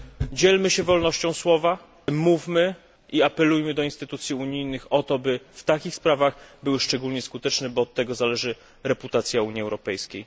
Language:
Polish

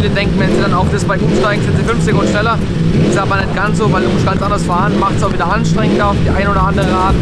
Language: German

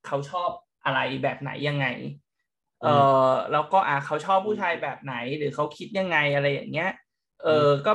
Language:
Thai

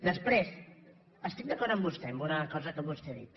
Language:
Catalan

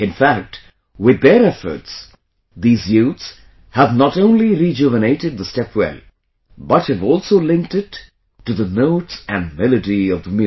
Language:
English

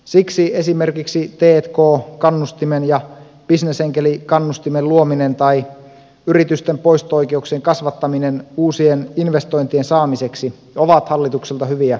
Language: Finnish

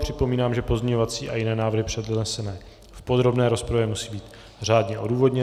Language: Czech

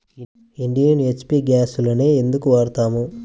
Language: Telugu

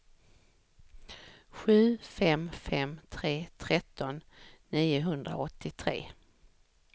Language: Swedish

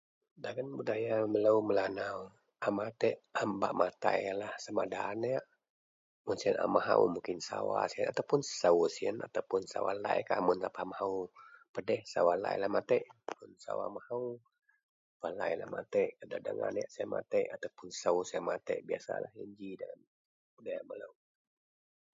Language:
Central Melanau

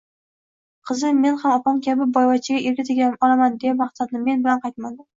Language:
Uzbek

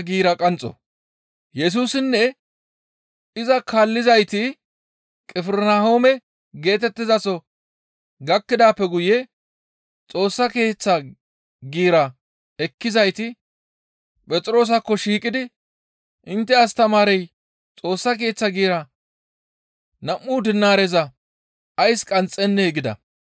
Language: Gamo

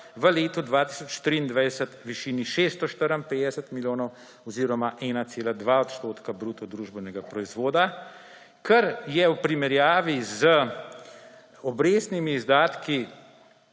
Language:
Slovenian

